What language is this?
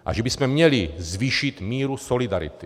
Czech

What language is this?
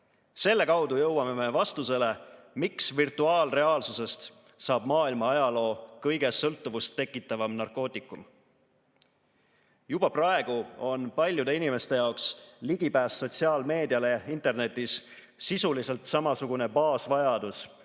Estonian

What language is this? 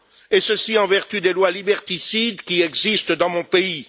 French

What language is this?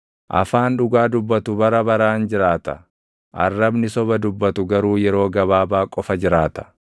Oromo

